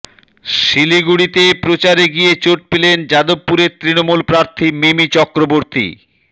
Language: Bangla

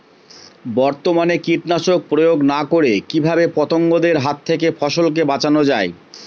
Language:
Bangla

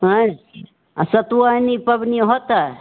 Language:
Maithili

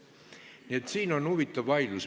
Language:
Estonian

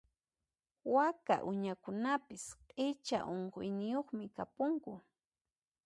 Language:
Puno Quechua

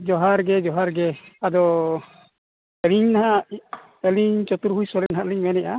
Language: Santali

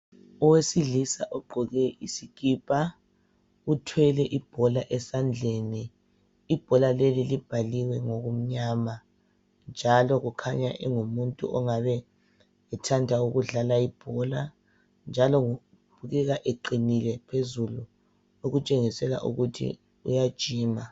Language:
North Ndebele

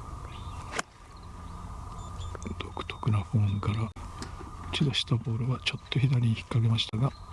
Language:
Japanese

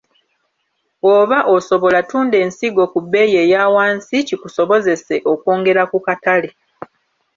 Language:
Ganda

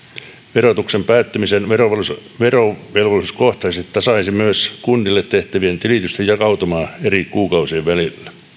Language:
Finnish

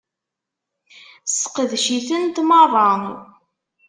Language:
Kabyle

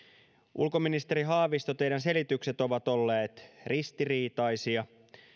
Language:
Finnish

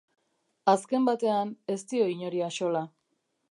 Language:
Basque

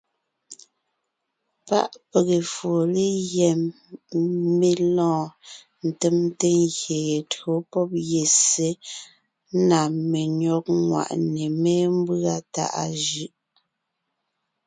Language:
Ngiemboon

